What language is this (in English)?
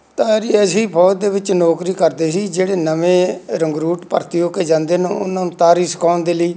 Punjabi